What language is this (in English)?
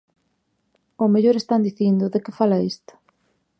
Galician